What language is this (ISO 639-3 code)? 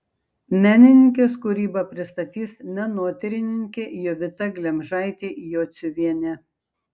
lit